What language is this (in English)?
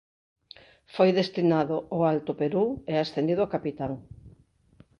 Galician